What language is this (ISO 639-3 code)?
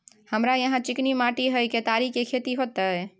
mai